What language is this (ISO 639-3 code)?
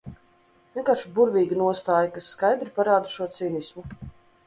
lav